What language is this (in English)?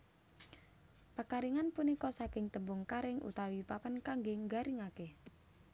Javanese